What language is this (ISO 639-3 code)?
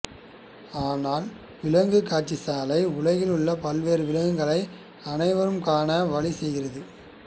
tam